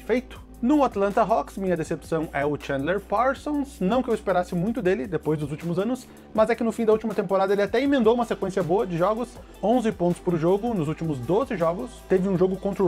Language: Portuguese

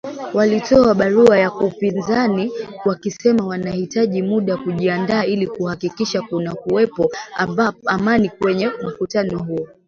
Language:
Swahili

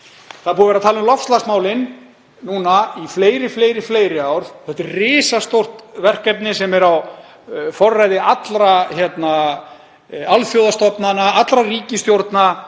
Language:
Icelandic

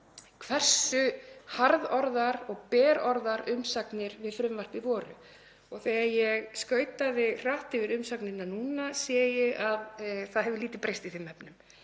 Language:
Icelandic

